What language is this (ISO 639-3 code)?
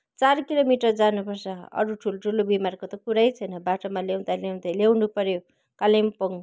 nep